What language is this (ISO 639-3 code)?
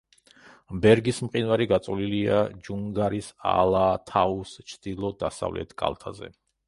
kat